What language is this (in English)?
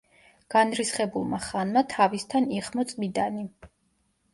Georgian